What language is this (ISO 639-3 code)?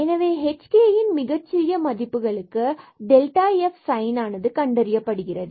tam